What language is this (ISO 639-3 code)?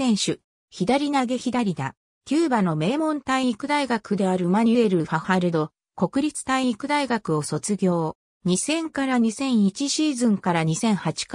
jpn